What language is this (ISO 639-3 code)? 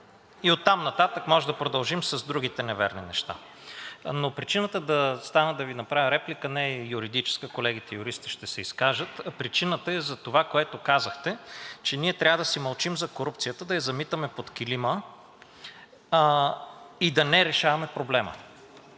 bul